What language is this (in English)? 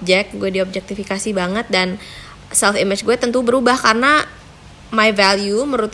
Indonesian